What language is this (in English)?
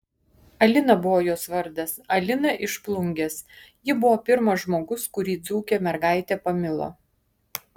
Lithuanian